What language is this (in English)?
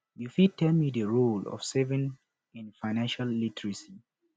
Nigerian Pidgin